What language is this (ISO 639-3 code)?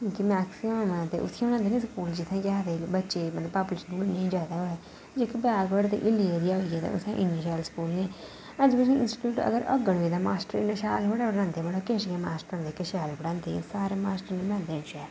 doi